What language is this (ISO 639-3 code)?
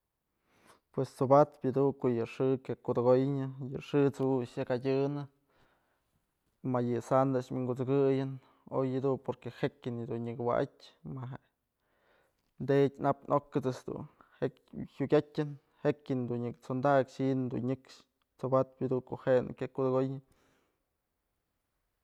mzl